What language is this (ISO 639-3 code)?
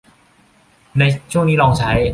tha